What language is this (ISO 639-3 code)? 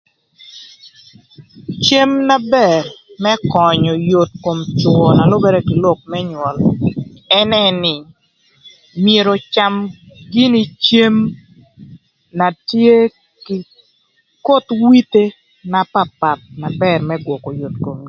lth